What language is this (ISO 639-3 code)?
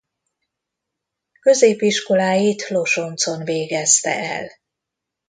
hun